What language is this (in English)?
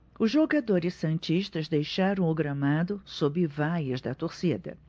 Portuguese